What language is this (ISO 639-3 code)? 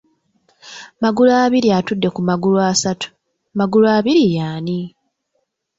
lug